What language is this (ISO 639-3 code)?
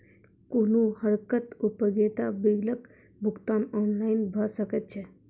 mai